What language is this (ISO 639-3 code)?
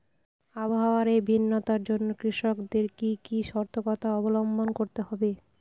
ben